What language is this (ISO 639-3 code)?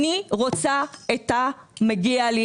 heb